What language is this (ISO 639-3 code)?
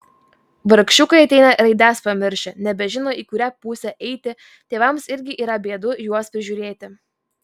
lit